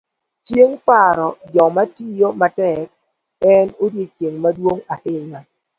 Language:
Luo (Kenya and Tanzania)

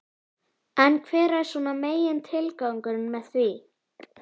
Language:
Icelandic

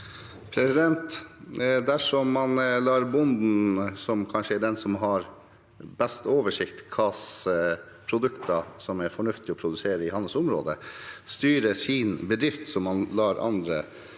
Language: Norwegian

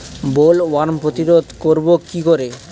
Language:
Bangla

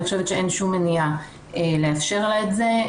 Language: Hebrew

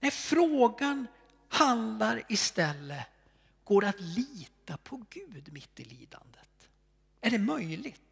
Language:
Swedish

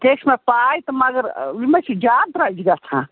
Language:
Kashmiri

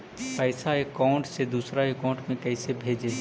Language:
Magahi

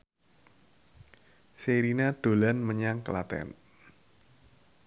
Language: Javanese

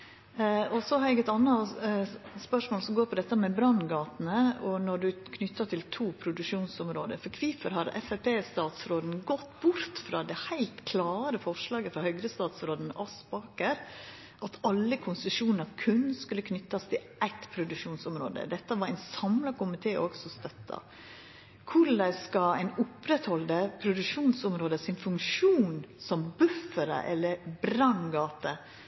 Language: Norwegian Nynorsk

